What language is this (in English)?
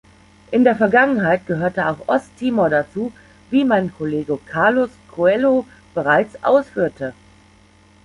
German